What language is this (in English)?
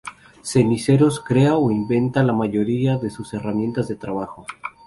Spanish